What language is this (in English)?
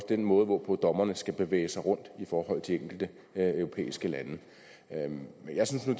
Danish